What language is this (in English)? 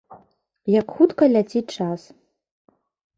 Belarusian